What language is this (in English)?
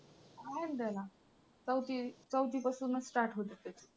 Marathi